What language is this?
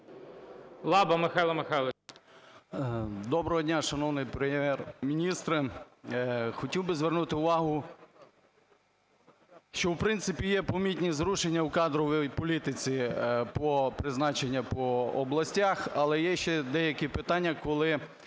Ukrainian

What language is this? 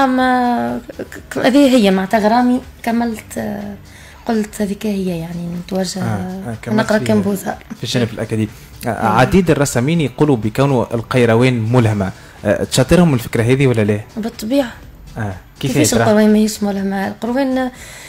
Arabic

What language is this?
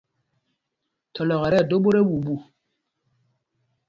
Mpumpong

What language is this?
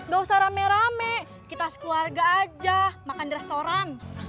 Indonesian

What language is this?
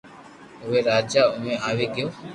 Loarki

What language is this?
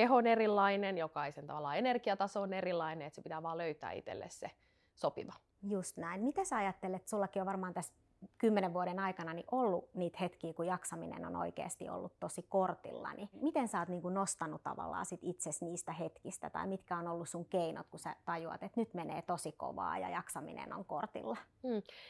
Finnish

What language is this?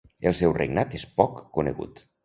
Catalan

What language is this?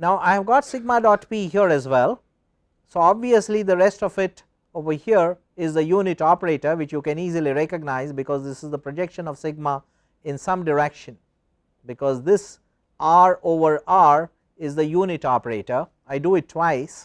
English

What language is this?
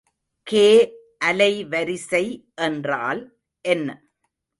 Tamil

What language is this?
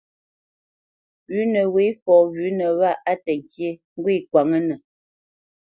Bamenyam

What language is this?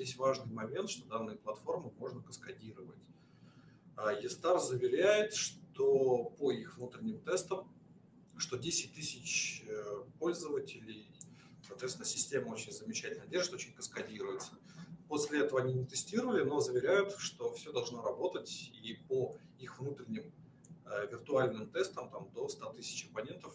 Russian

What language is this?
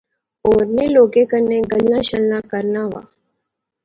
Pahari-Potwari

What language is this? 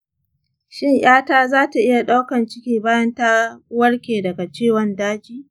Hausa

